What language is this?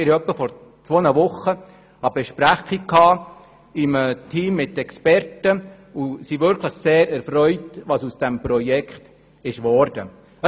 Swiss German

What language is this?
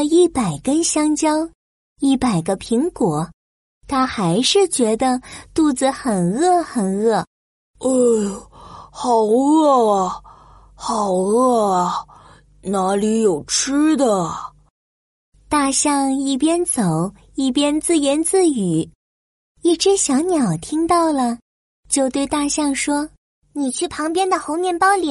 Chinese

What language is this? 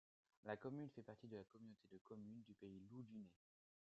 French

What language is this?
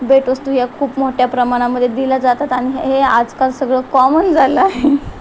Marathi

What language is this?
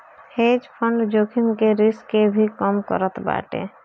Bhojpuri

